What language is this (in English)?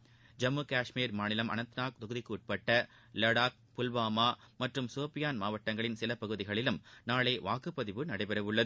Tamil